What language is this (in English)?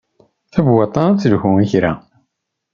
Kabyle